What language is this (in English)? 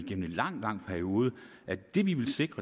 Danish